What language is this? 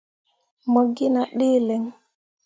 Mundang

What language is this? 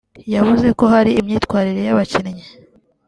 Kinyarwanda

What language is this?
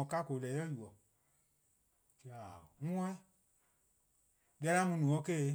Eastern Krahn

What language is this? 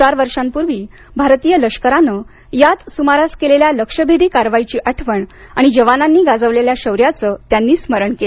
Marathi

